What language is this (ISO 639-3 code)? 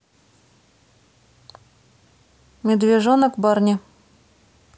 rus